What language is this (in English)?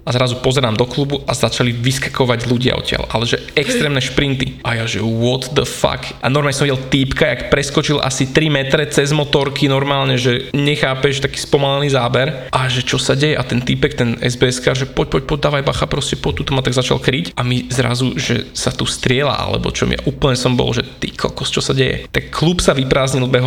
Slovak